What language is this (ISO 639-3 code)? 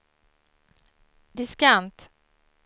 swe